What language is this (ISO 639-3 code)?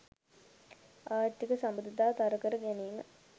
sin